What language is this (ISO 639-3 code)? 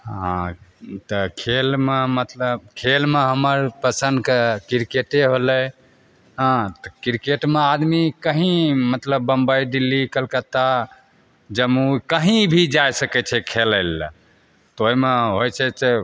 mai